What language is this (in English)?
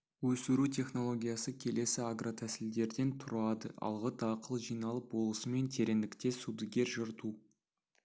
Kazakh